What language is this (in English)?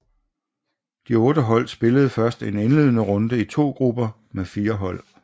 Danish